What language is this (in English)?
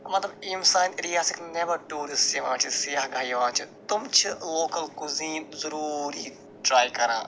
Kashmiri